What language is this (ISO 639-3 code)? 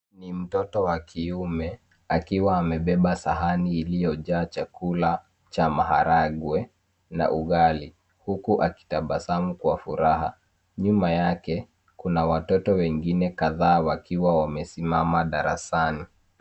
swa